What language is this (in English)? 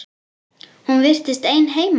Icelandic